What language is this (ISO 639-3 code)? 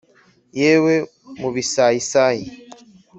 kin